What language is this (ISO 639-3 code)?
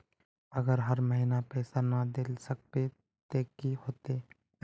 mag